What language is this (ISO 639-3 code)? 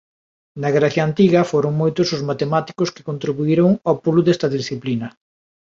glg